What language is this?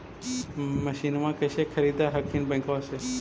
Magahi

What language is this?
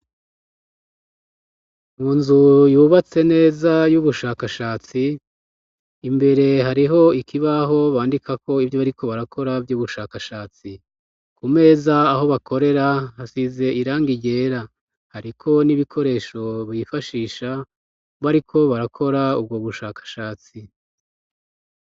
Rundi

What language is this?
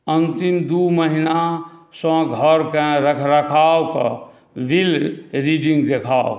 Maithili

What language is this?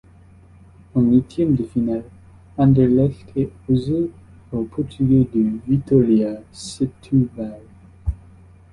French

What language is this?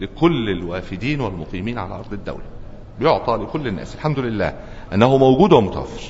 Arabic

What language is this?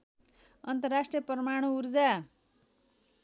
Nepali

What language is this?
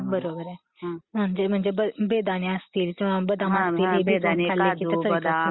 Marathi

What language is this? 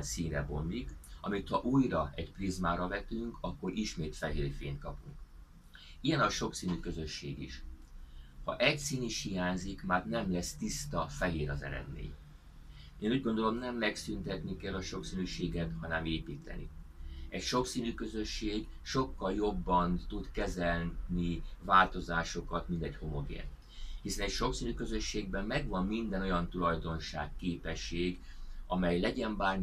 Hungarian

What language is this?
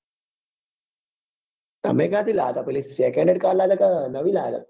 Gujarati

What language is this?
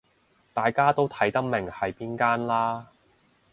Cantonese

